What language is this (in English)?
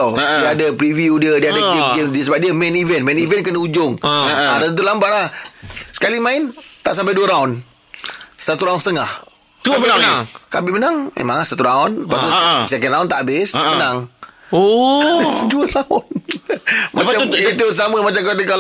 Malay